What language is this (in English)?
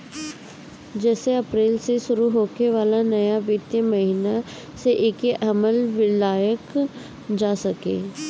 Bhojpuri